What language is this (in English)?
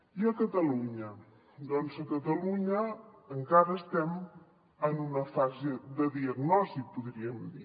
Catalan